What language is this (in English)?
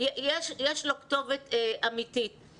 Hebrew